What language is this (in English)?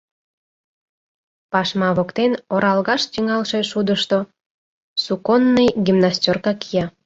Mari